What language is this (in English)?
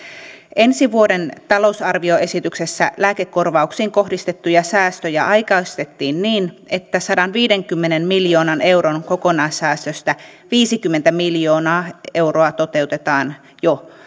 Finnish